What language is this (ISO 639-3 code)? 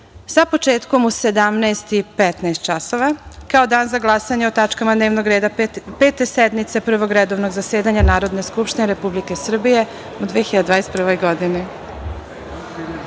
srp